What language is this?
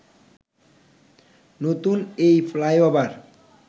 Bangla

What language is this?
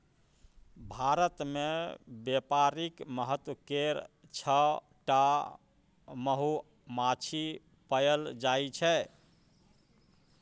Maithili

